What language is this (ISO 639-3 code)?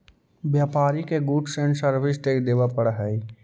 mag